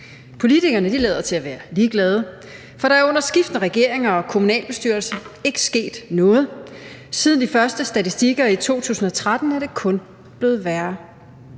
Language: Danish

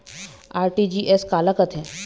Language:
Chhattisgarhi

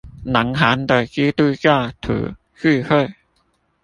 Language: Chinese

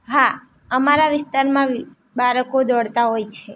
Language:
Gujarati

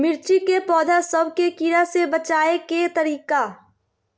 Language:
Magahi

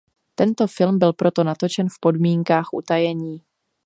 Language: Czech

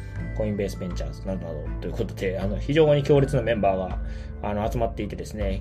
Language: Japanese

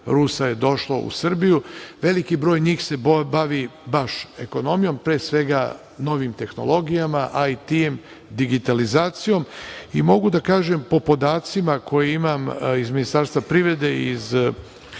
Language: Serbian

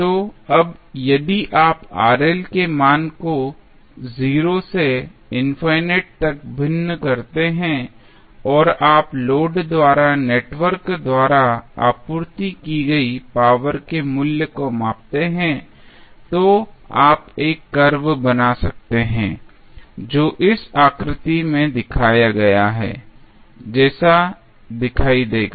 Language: Hindi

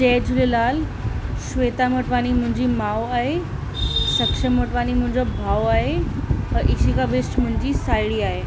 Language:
Sindhi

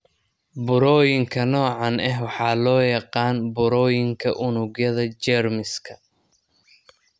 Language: Somali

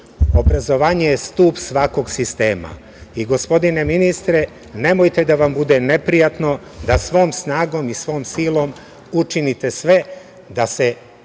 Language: Serbian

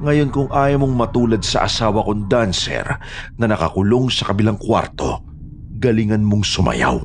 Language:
Filipino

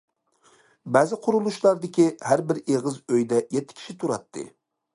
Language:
Uyghur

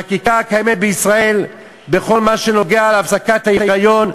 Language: Hebrew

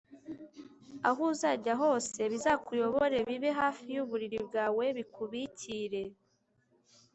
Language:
Kinyarwanda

